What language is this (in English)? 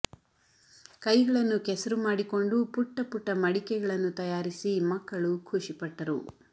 Kannada